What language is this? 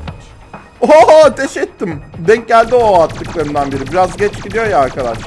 Turkish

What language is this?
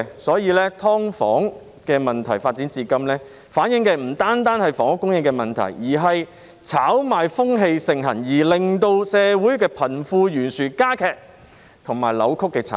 Cantonese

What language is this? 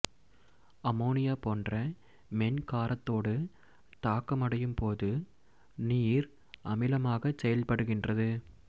Tamil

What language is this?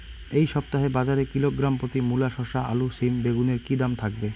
Bangla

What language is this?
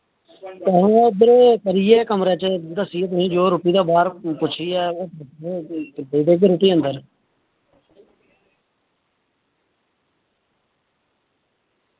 Dogri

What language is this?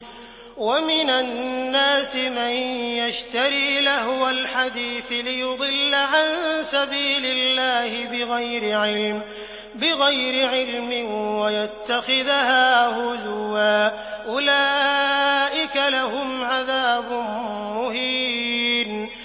Arabic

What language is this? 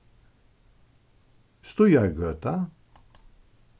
Faroese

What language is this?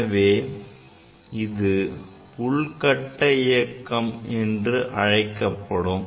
Tamil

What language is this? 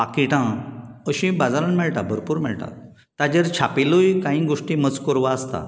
Konkani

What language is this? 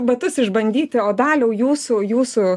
Lithuanian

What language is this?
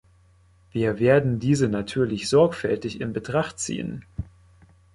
German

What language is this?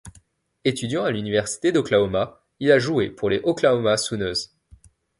French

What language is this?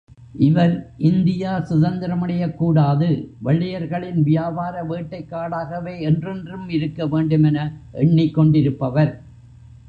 Tamil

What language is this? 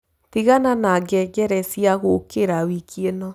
Kikuyu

